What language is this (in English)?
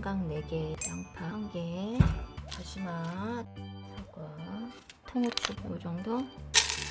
Korean